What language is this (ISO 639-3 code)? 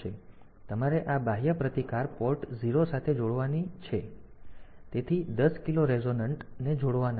guj